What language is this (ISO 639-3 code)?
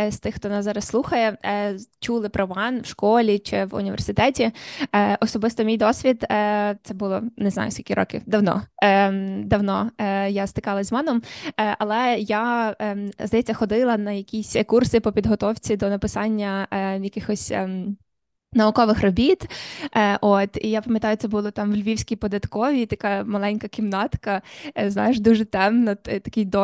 ukr